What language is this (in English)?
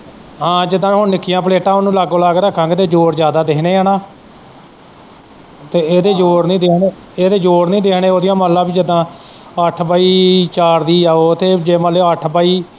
Punjabi